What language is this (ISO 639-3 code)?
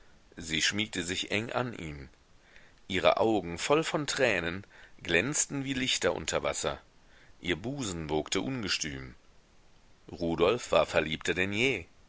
deu